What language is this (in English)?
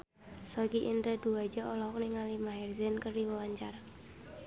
Sundanese